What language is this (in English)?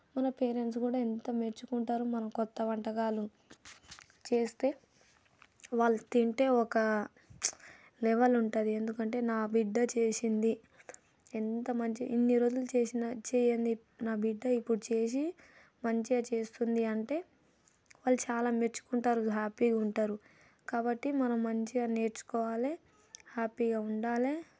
Telugu